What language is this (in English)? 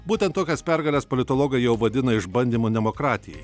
Lithuanian